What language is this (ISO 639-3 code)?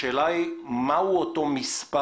heb